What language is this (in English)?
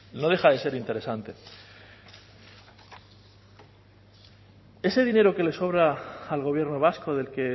Spanish